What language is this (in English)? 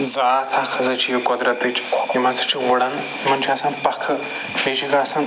Kashmiri